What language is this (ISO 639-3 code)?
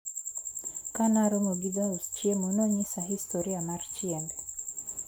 luo